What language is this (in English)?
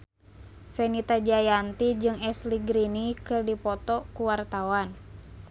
Sundanese